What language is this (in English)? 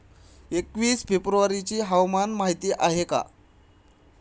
Marathi